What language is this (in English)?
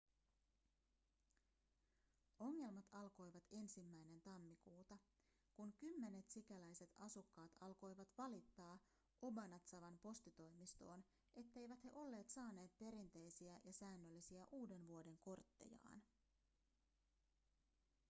Finnish